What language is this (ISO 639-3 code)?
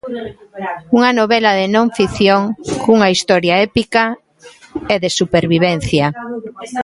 glg